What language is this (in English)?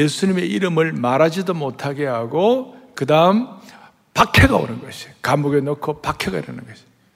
Korean